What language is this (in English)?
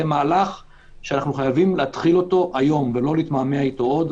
Hebrew